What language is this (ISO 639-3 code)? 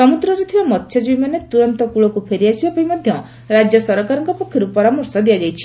ori